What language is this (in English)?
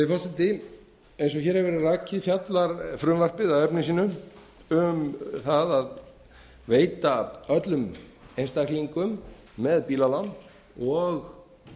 Icelandic